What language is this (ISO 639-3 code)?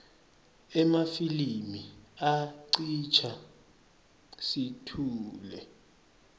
ssw